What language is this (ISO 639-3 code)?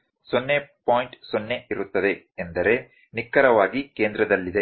kan